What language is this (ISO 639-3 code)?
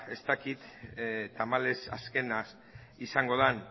eus